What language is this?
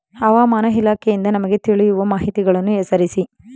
Kannada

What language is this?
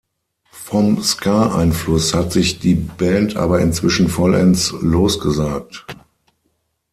German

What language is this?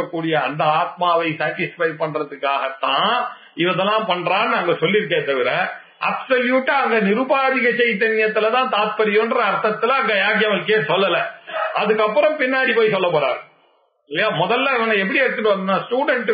Tamil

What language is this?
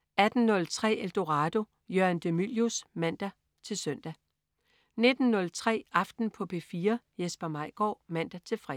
Danish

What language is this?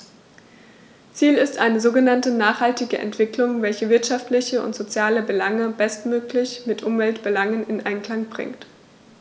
German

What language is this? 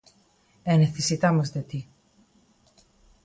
Galician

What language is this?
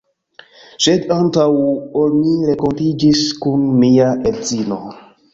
Esperanto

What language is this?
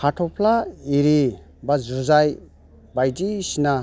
Bodo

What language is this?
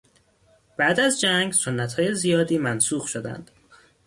Persian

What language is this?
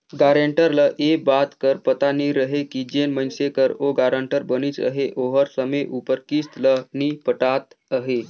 Chhattisgarhi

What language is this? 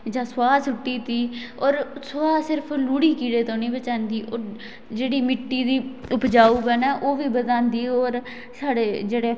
Dogri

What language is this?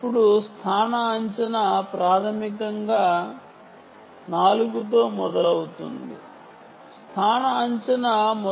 Telugu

